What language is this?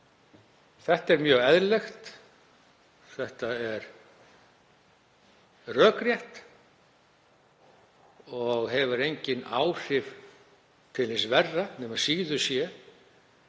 Icelandic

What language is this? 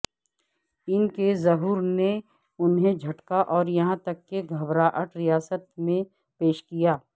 Urdu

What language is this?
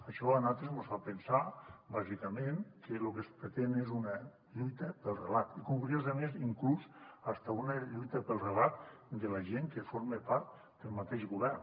Catalan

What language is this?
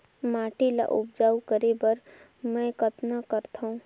Chhattisgarhi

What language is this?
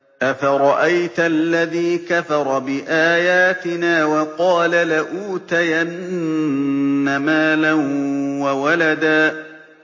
Arabic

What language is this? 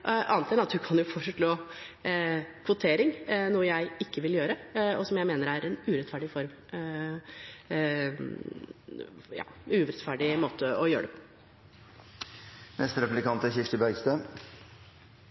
Norwegian Bokmål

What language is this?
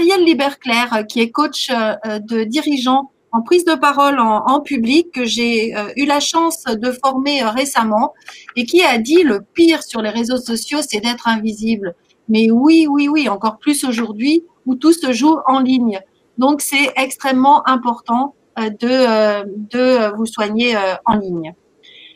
French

